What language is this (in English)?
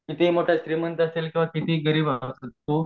Marathi